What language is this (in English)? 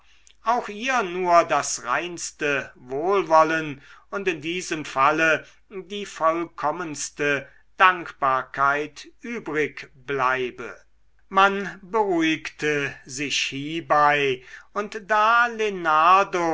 German